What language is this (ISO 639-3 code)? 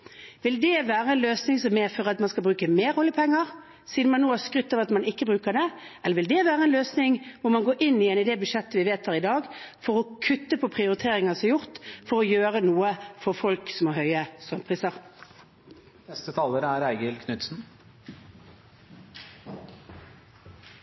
nob